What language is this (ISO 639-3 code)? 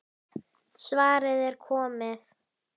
isl